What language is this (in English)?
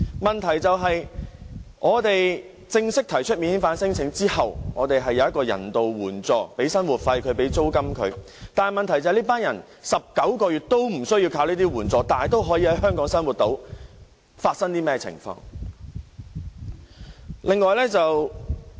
Cantonese